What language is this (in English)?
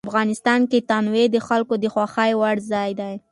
Pashto